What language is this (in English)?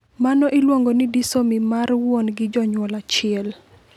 Luo (Kenya and Tanzania)